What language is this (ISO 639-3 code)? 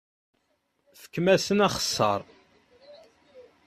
kab